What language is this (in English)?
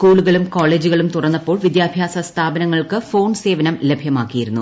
Malayalam